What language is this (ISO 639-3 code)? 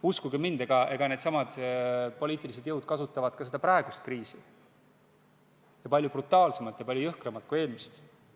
est